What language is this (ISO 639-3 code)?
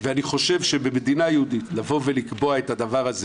heb